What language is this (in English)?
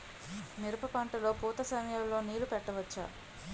Telugu